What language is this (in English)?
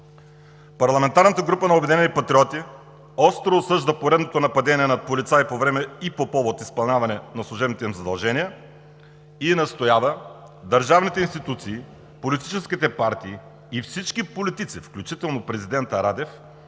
Bulgarian